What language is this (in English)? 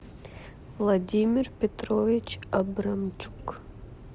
Russian